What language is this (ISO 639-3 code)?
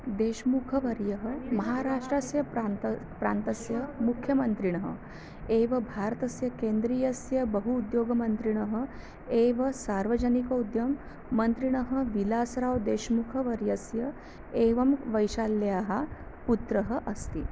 san